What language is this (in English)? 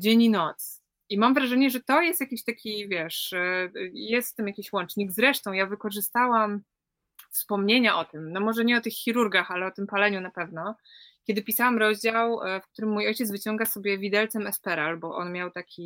Polish